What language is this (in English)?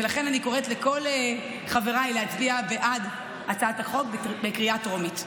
Hebrew